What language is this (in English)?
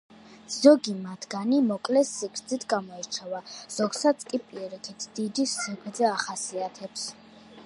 Georgian